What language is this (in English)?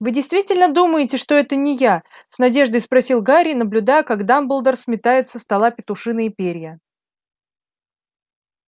Russian